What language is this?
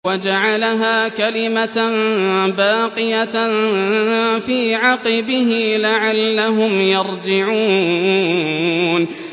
Arabic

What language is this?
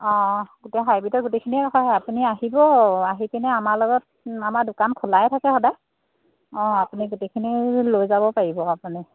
Assamese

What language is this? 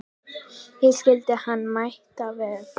Icelandic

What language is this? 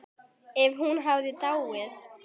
Icelandic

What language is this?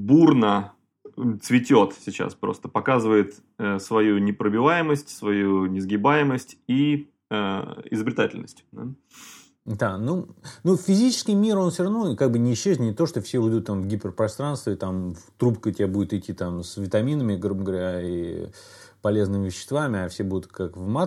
Russian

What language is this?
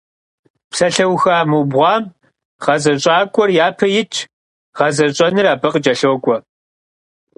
Kabardian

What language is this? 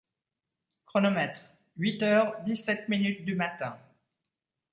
French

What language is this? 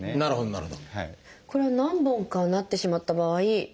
Japanese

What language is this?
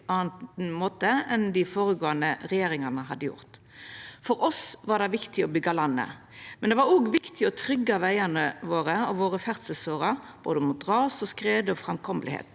Norwegian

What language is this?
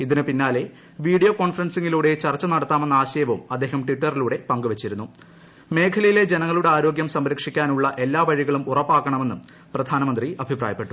Malayalam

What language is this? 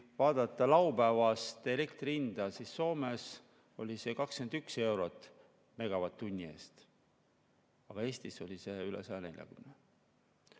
Estonian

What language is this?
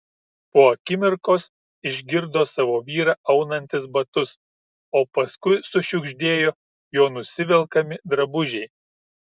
Lithuanian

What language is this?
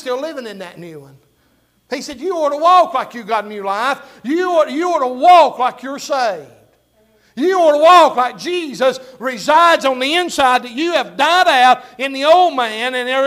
English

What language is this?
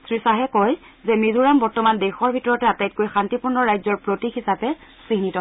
Assamese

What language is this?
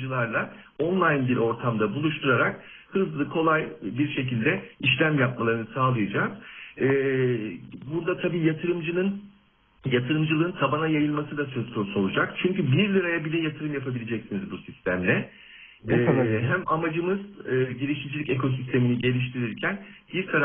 Turkish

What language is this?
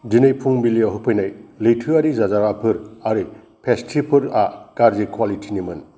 Bodo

